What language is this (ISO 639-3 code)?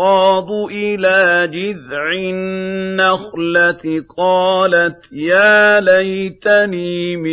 ara